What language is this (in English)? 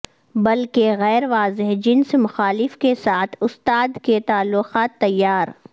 Urdu